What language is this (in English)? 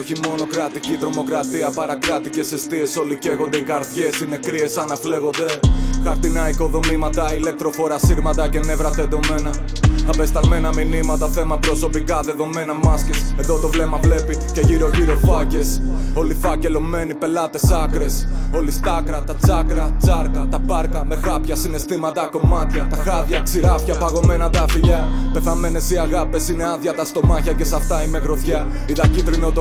Greek